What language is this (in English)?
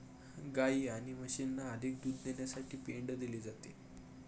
Marathi